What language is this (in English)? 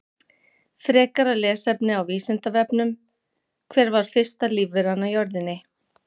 Icelandic